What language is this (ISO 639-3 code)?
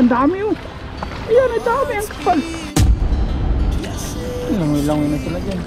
fil